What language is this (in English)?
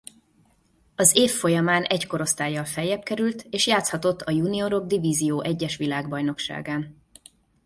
Hungarian